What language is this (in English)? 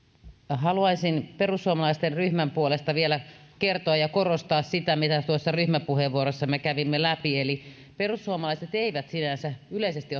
Finnish